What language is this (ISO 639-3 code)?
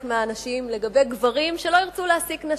heb